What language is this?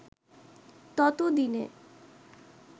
Bangla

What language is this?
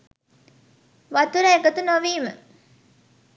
Sinhala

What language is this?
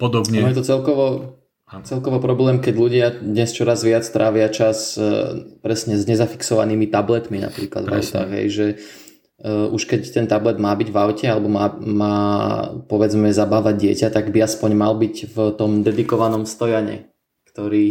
Slovak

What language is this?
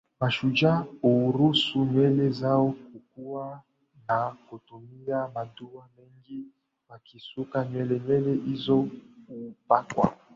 Swahili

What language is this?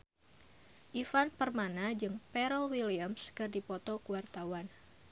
Sundanese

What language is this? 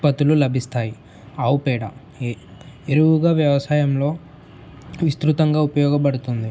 Telugu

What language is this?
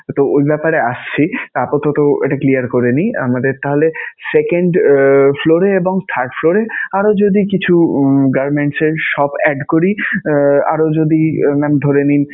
Bangla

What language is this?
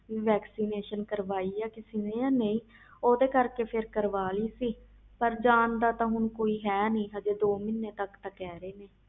Punjabi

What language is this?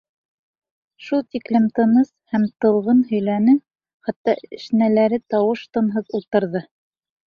Bashkir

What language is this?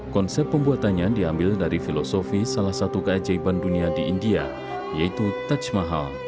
Indonesian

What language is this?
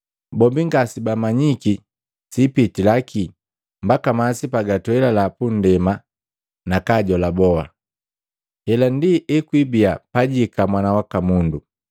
Matengo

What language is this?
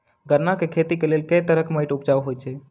Maithili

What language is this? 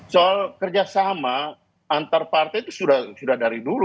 Indonesian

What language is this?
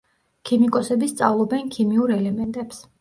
Georgian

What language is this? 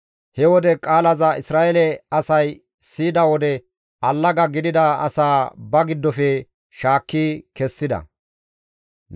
Gamo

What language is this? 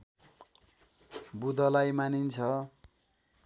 Nepali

